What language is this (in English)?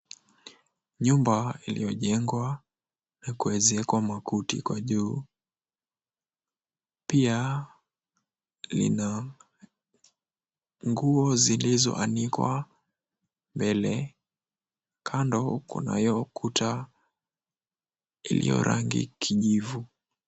Swahili